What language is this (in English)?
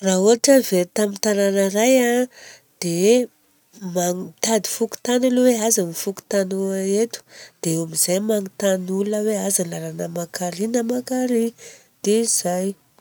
Southern Betsimisaraka Malagasy